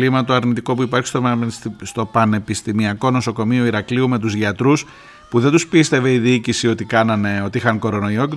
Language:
Greek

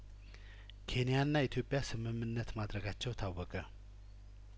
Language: Amharic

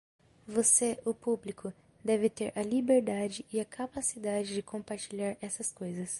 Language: Portuguese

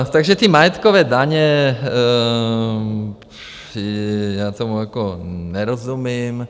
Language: Czech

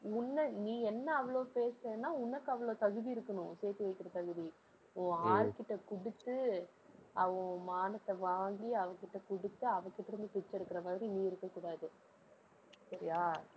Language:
Tamil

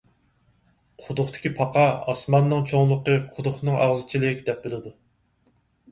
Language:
Uyghur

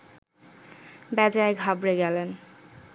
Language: Bangla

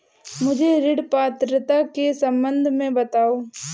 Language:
Hindi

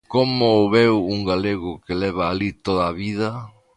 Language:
Galician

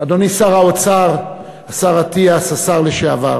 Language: Hebrew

